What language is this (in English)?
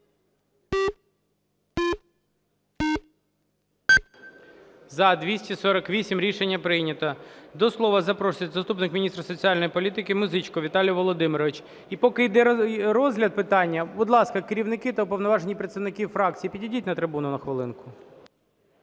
Ukrainian